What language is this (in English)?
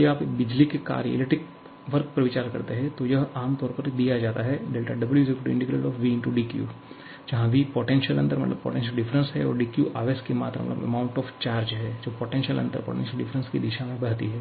Hindi